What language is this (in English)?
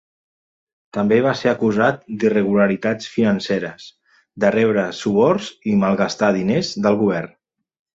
Catalan